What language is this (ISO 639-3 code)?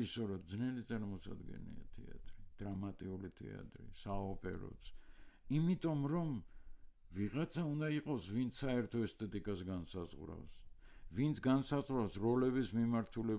ron